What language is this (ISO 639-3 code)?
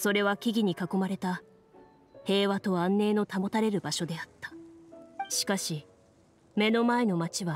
jpn